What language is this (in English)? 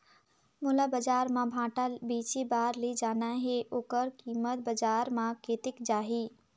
Chhattisgarhi